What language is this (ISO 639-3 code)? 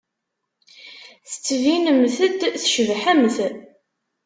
kab